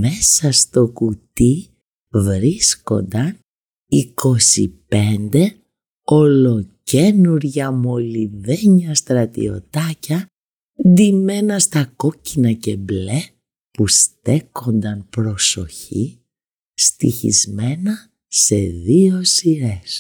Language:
Greek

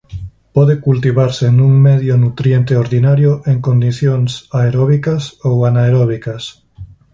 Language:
Galician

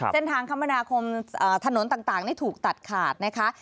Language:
Thai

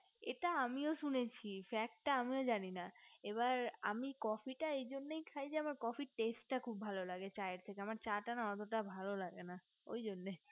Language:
Bangla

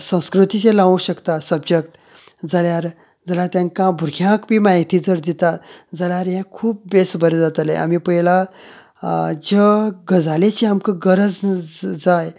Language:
Konkani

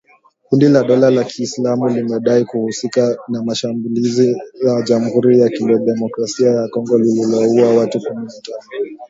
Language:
Swahili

